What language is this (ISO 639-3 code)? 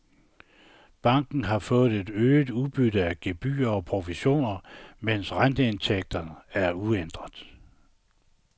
dan